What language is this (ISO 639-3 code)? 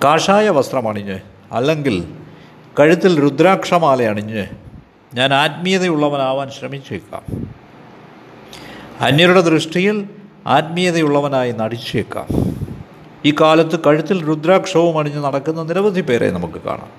mal